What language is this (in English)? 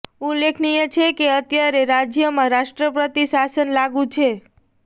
Gujarati